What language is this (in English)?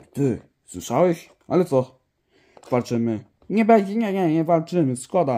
Polish